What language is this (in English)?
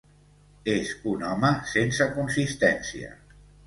Catalan